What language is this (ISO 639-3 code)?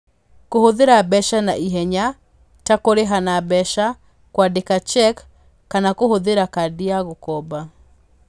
kik